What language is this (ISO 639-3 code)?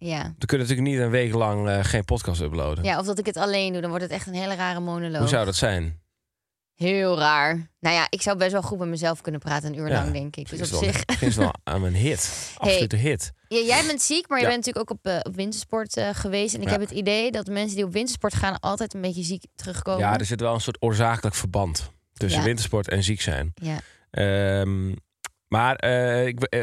nld